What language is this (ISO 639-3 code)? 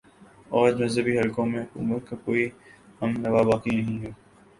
urd